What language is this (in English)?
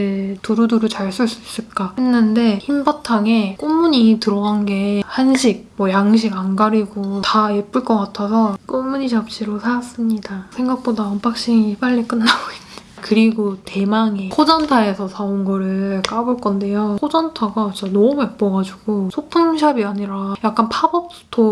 Korean